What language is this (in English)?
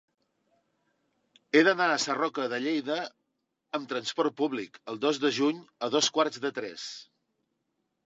Catalan